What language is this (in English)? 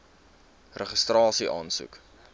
Afrikaans